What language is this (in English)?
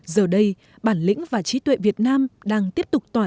Vietnamese